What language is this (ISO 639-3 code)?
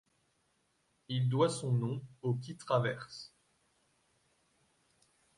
fra